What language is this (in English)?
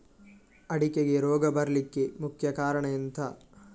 Kannada